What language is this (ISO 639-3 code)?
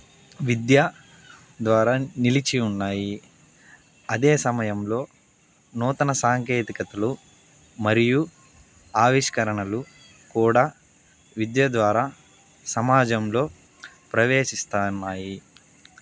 tel